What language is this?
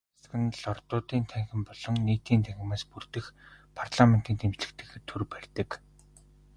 Mongolian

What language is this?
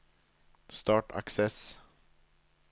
Norwegian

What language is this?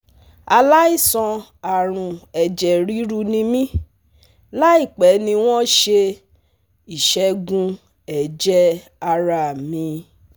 Yoruba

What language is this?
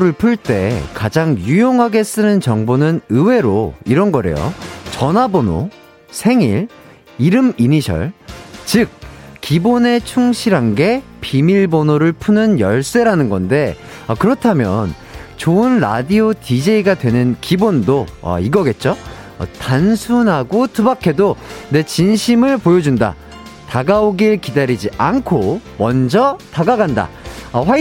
Korean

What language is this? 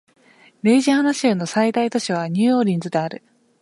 Japanese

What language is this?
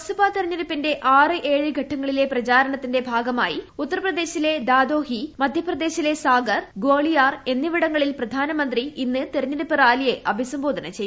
Malayalam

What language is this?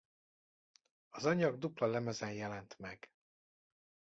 Hungarian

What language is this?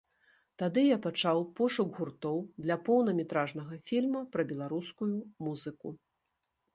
Belarusian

